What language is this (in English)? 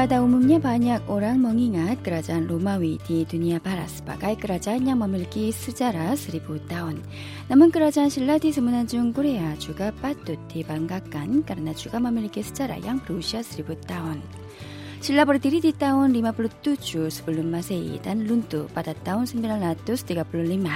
Indonesian